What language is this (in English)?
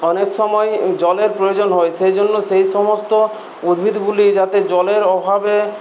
Bangla